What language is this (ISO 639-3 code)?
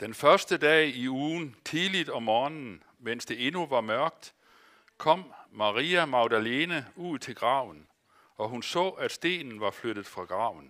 dan